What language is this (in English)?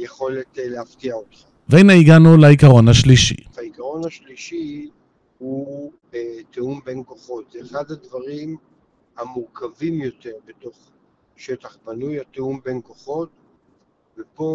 Hebrew